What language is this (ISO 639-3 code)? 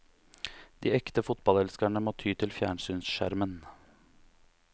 nor